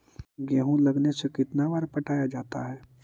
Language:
Magahi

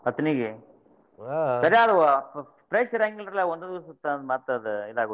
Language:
Kannada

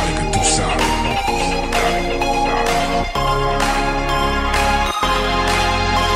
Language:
Bulgarian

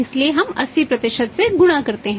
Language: Hindi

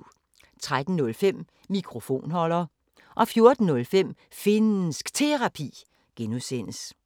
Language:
Danish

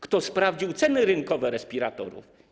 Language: Polish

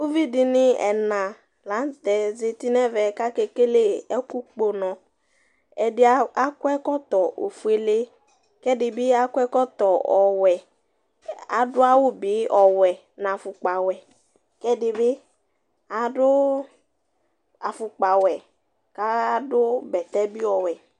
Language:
Ikposo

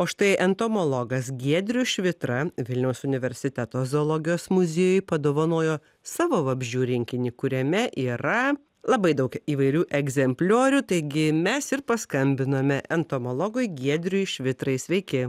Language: Lithuanian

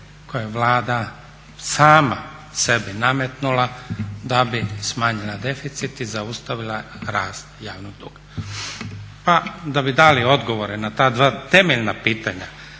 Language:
Croatian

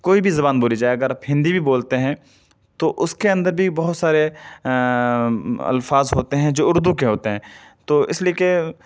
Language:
Urdu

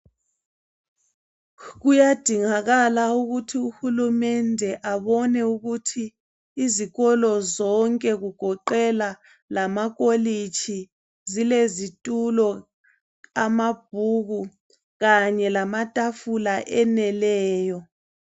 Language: North Ndebele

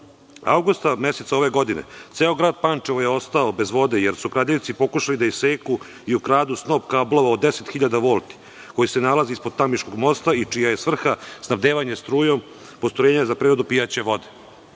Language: Serbian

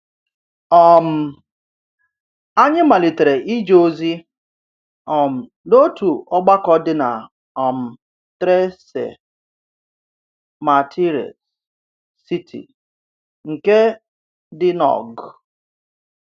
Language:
Igbo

